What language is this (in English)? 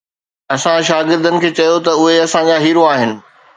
Sindhi